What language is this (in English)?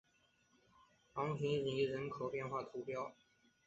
Chinese